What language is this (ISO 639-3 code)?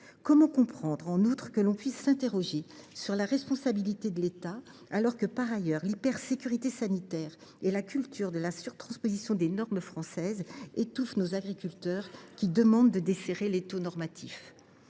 fra